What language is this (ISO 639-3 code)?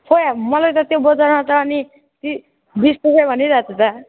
nep